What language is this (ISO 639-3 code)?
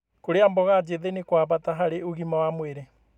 kik